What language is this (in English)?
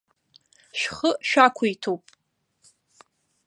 Abkhazian